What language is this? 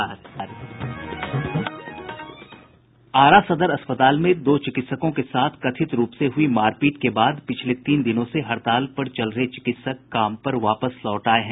Hindi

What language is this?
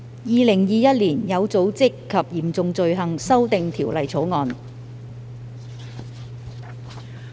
Cantonese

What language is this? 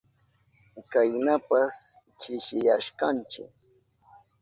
Southern Pastaza Quechua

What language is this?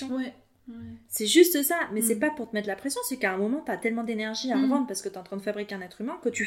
French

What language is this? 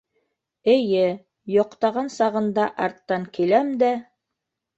Bashkir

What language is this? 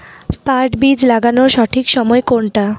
Bangla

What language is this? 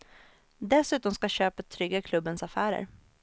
Swedish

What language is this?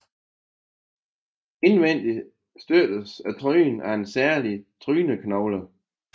Danish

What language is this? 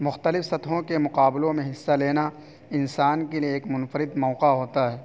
Urdu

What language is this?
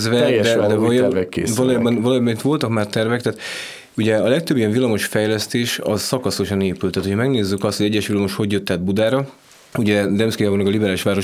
Hungarian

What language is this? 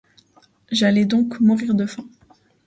French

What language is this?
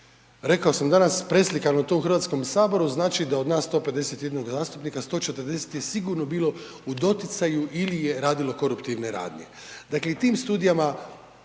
Croatian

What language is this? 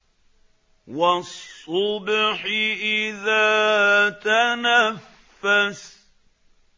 Arabic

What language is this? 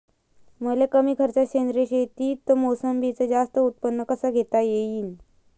Marathi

